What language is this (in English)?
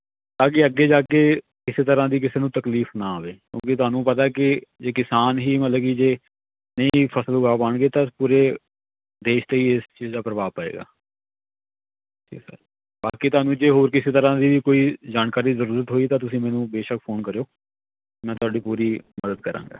Punjabi